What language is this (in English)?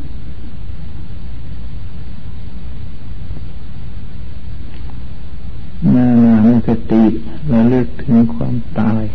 Thai